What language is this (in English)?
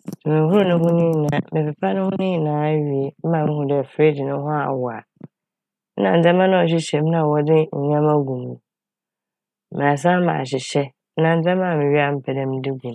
Akan